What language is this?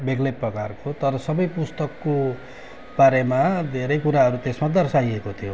Nepali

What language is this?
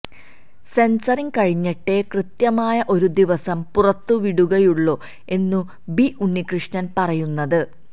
Malayalam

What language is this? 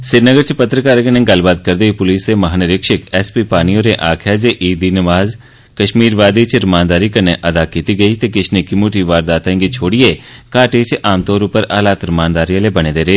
Dogri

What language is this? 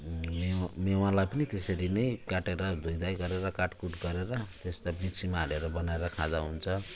Nepali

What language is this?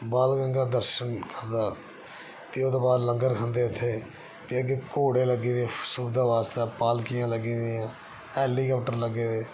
Dogri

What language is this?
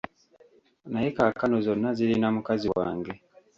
Ganda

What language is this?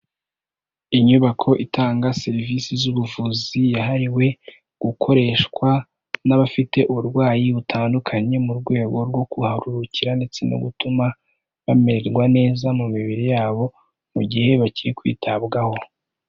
Kinyarwanda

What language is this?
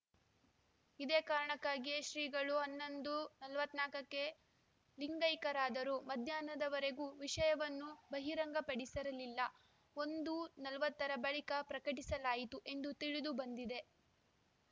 Kannada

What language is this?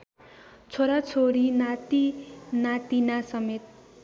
Nepali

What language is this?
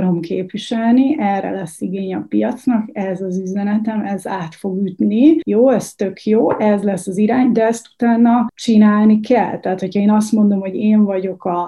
Hungarian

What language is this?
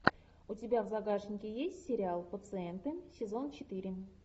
Russian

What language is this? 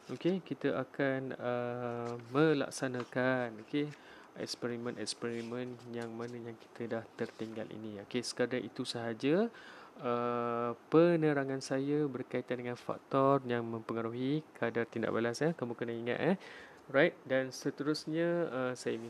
Malay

